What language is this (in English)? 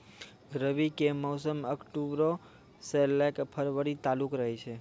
Maithili